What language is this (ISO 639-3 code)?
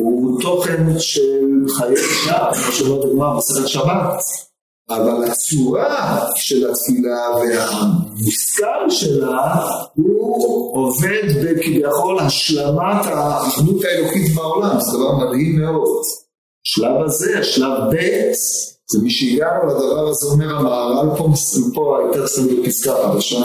heb